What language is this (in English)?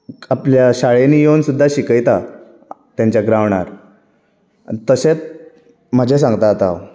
Konkani